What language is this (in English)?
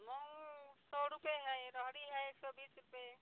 Maithili